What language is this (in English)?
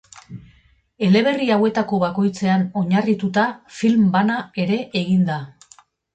Basque